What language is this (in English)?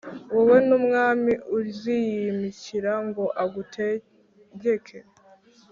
Kinyarwanda